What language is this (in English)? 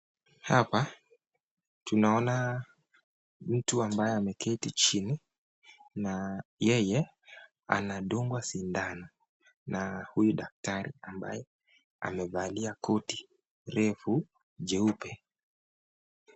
Swahili